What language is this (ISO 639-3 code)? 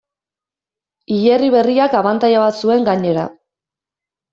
eus